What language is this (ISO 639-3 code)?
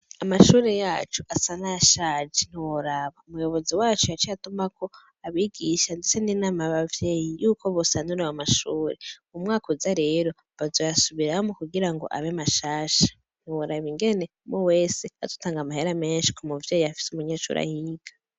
run